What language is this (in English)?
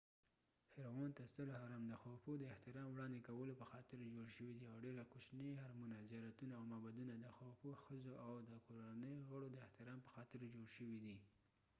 Pashto